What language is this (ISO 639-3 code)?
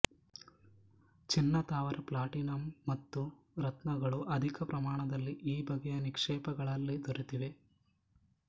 kan